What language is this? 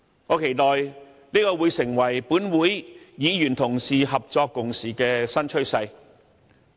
Cantonese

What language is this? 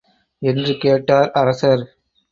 Tamil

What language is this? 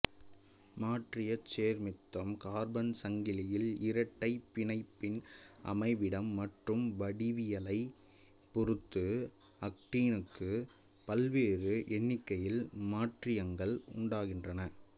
Tamil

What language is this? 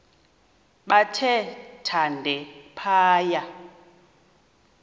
Xhosa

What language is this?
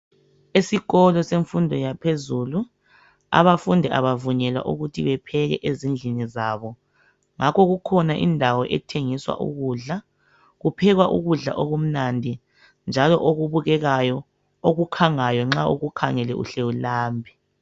North Ndebele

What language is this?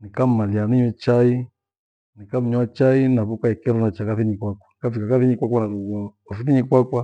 Gweno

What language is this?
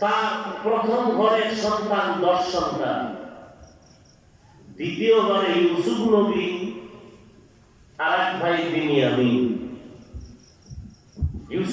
English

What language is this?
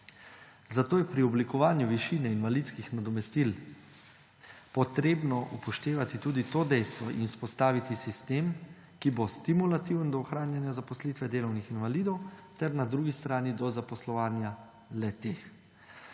Slovenian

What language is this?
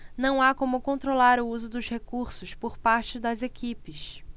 Portuguese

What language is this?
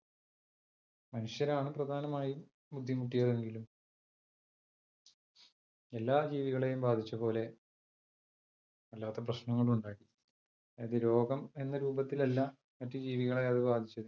Malayalam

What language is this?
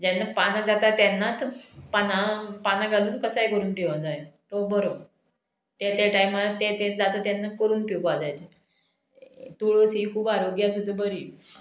Konkani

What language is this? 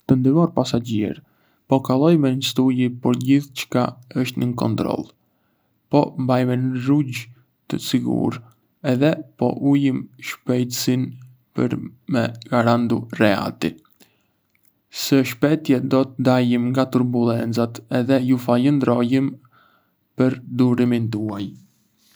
Arbëreshë Albanian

